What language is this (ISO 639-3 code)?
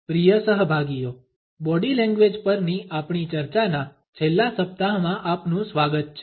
guj